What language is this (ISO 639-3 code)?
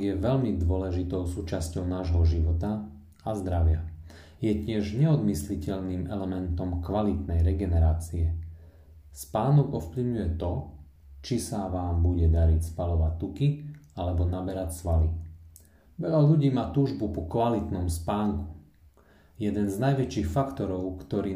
slk